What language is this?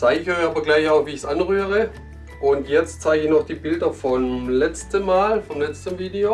German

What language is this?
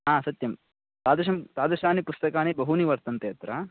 Sanskrit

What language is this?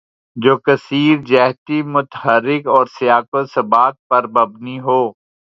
Urdu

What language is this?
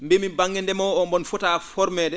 Fula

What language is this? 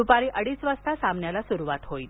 Marathi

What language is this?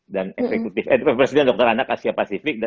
Indonesian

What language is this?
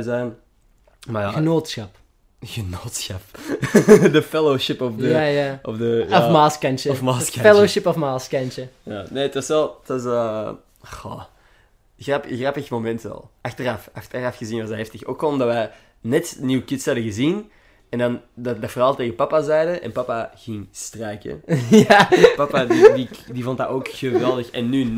Dutch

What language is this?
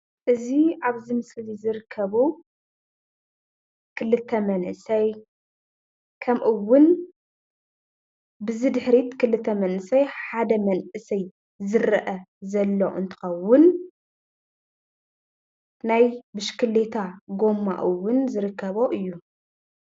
Tigrinya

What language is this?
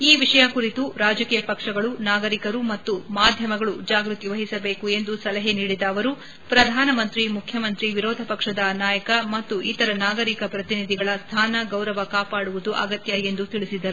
Kannada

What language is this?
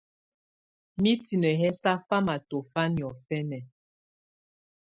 Tunen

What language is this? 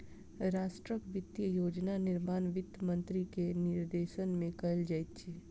Maithili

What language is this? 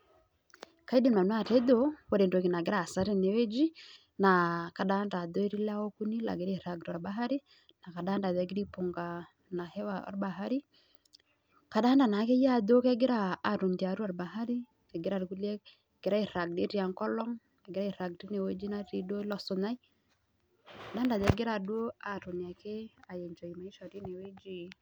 Masai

